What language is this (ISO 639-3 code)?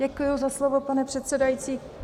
ces